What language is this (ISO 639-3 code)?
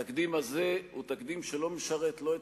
heb